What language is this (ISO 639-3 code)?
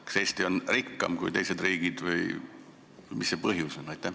est